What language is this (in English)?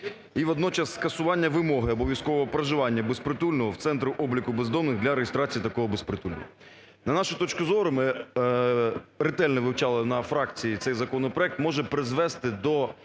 Ukrainian